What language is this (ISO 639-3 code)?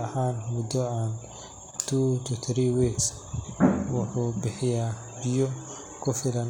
som